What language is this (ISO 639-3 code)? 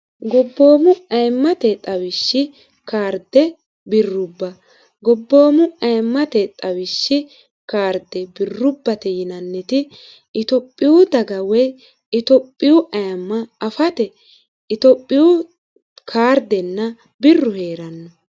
sid